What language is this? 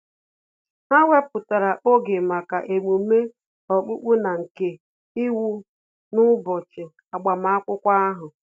Igbo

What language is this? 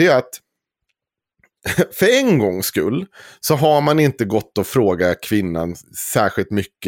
Swedish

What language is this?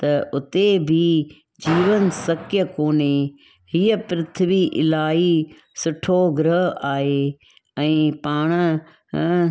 Sindhi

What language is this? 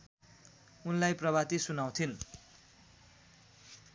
Nepali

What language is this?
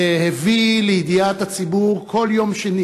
Hebrew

